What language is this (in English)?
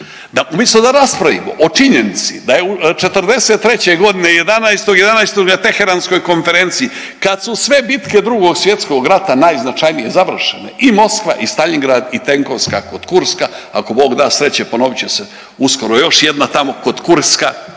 Croatian